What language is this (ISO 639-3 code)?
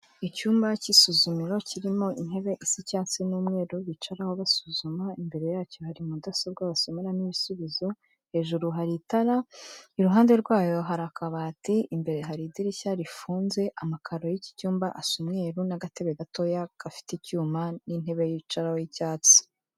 kin